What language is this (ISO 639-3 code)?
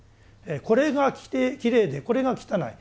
jpn